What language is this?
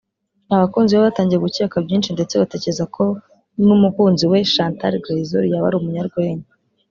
Kinyarwanda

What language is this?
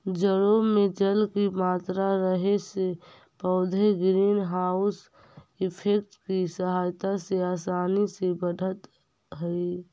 Magahi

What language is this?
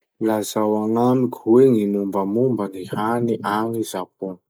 Masikoro Malagasy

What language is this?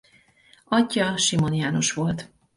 Hungarian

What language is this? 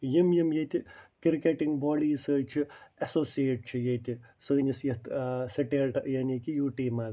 Kashmiri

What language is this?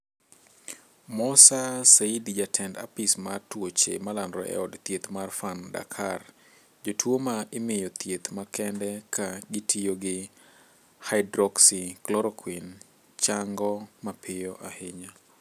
Luo (Kenya and Tanzania)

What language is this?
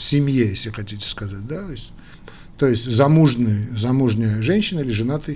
Russian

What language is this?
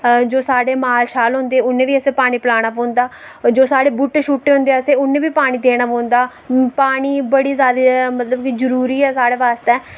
Dogri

